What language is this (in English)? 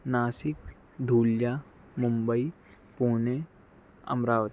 Urdu